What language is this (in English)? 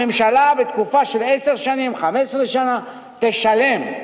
Hebrew